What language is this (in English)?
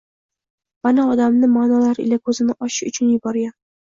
Uzbek